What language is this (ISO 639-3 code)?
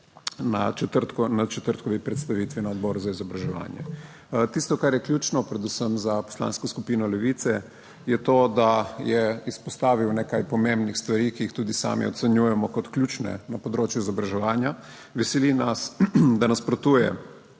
slv